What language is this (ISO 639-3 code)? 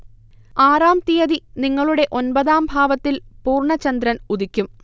mal